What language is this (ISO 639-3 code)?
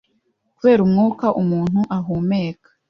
kin